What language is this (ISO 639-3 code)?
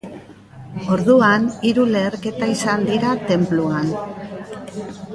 eus